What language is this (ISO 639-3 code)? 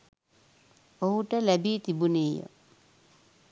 sin